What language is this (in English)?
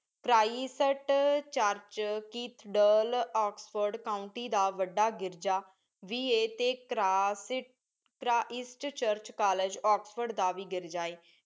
Punjabi